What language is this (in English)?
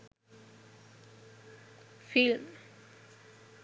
Sinhala